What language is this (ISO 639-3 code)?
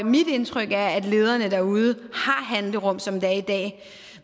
dan